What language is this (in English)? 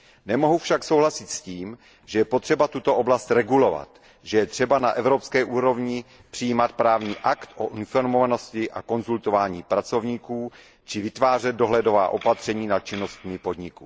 Czech